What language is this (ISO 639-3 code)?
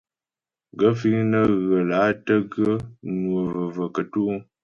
bbj